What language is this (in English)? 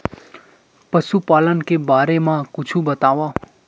Chhattisgarhi